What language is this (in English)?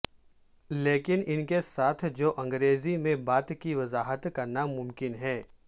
Urdu